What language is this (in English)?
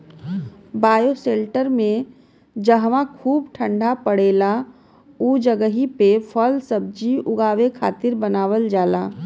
Bhojpuri